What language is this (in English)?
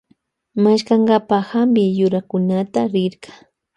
Loja Highland Quichua